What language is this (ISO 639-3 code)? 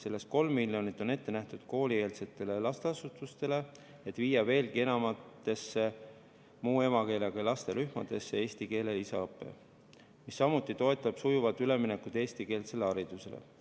est